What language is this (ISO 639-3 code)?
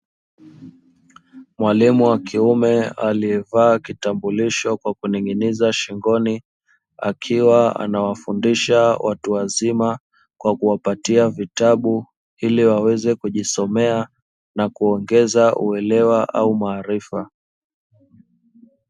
swa